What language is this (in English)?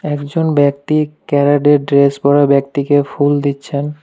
Bangla